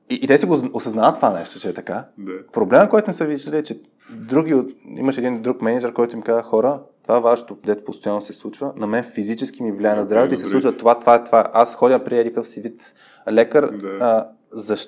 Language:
Bulgarian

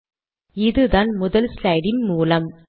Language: Tamil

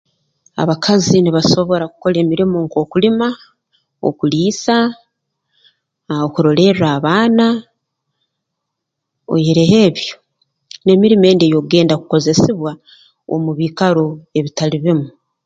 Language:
Tooro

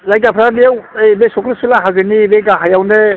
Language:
Bodo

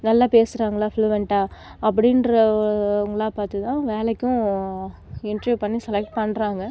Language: Tamil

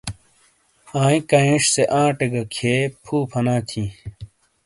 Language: Shina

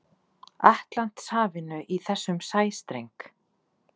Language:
Icelandic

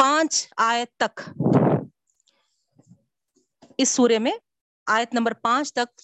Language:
Urdu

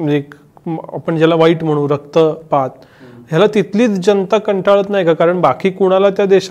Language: Marathi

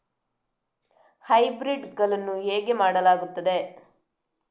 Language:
Kannada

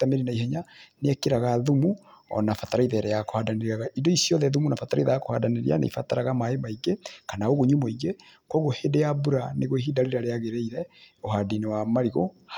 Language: Kikuyu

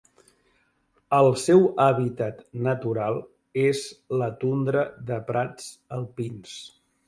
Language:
Catalan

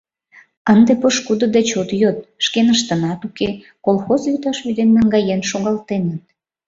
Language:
Mari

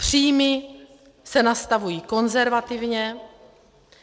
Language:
Czech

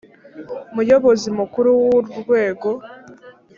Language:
Kinyarwanda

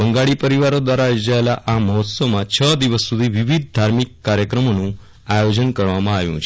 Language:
Gujarati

